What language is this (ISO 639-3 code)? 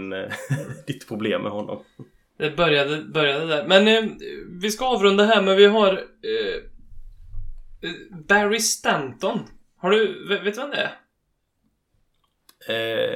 swe